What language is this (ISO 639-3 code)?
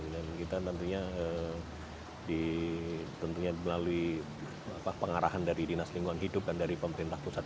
ind